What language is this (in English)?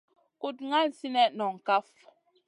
Masana